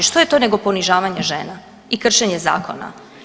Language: Croatian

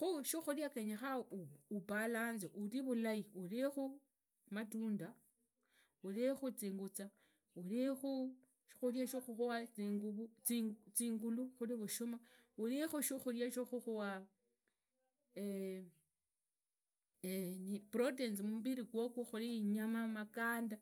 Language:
Idakho-Isukha-Tiriki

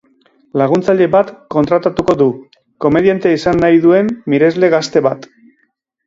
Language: Basque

